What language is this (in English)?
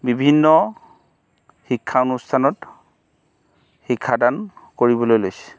Assamese